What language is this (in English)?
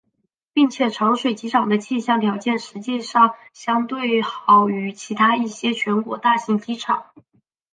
Chinese